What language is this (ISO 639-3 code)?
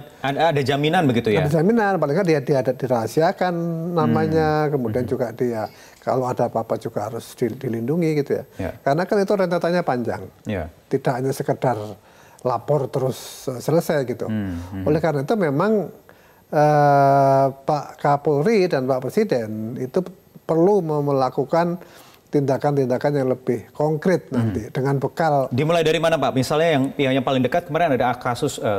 ind